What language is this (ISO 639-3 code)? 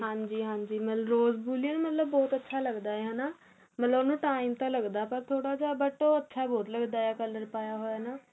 pan